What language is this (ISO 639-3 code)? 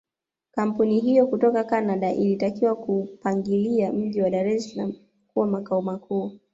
swa